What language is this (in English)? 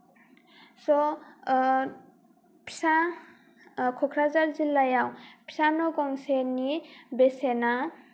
Bodo